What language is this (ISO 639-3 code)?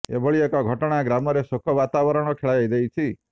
ori